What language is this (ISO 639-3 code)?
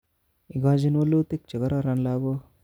kln